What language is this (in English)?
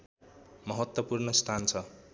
Nepali